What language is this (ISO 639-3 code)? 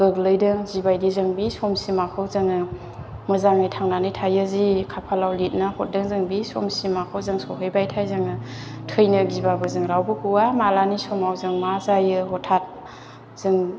brx